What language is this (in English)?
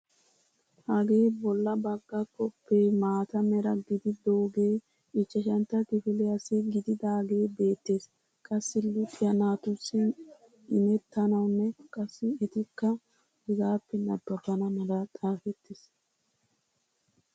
Wolaytta